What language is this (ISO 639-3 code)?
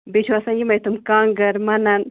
kas